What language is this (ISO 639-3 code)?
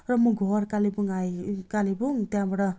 nep